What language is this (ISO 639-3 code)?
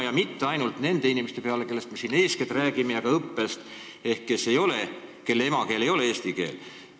est